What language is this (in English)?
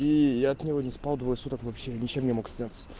Russian